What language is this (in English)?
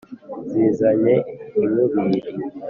Kinyarwanda